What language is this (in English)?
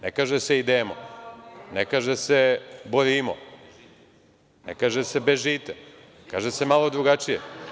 Serbian